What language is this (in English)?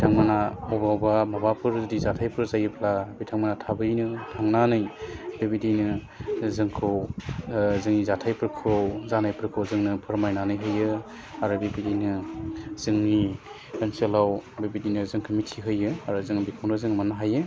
Bodo